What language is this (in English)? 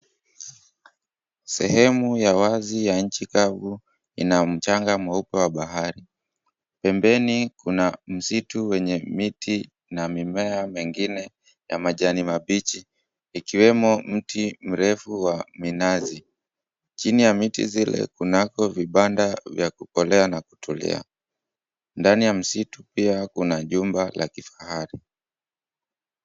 Swahili